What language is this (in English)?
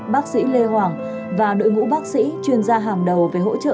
Vietnamese